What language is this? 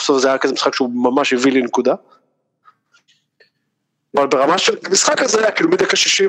Hebrew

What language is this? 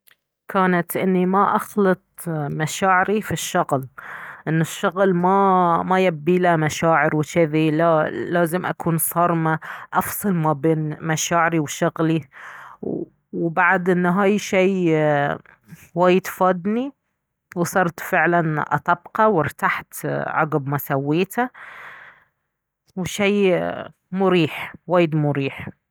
Baharna Arabic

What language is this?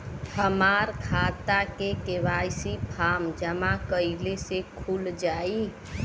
Bhojpuri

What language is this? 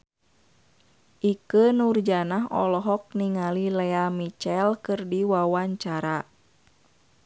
Sundanese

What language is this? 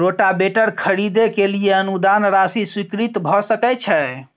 Maithili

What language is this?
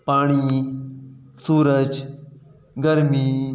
Sindhi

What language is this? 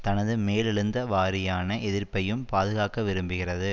Tamil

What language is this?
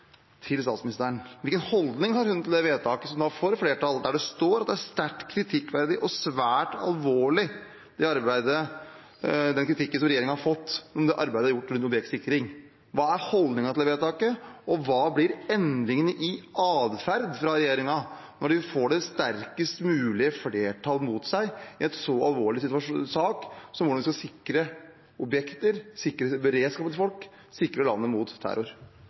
Norwegian Bokmål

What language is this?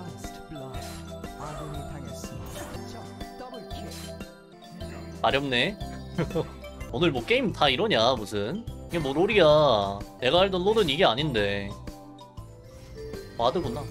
Korean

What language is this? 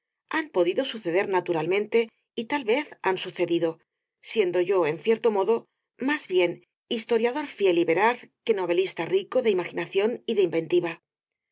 Spanish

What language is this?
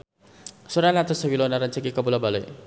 Sundanese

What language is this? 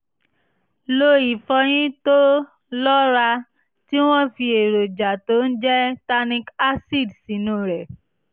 Yoruba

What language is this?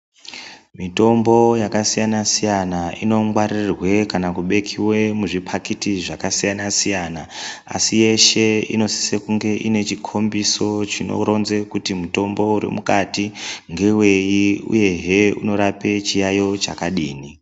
Ndau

